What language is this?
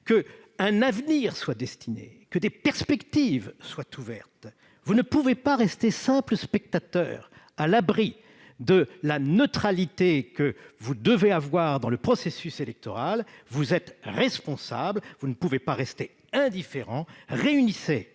French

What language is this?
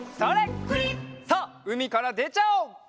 Japanese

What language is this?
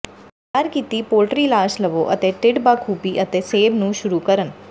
Punjabi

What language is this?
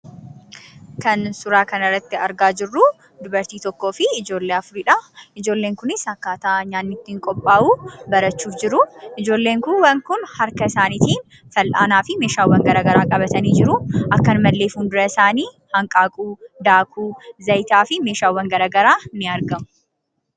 Oromo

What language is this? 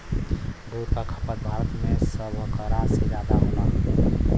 Bhojpuri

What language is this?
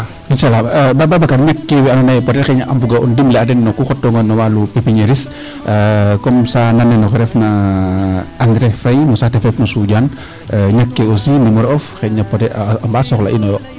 Serer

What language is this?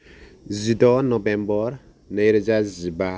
Bodo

